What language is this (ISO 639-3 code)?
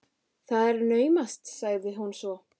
isl